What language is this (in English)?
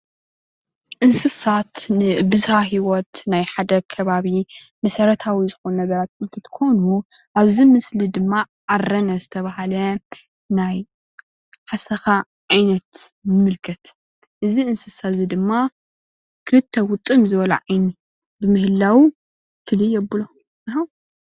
Tigrinya